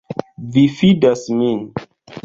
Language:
Esperanto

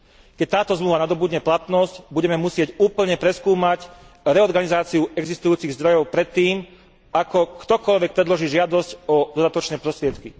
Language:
Slovak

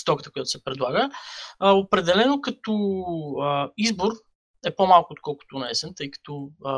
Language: Bulgarian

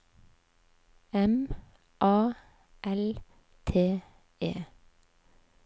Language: Norwegian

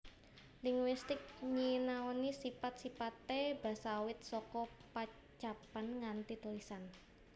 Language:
Javanese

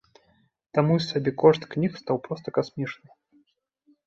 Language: Belarusian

